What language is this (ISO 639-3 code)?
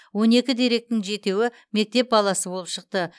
kaz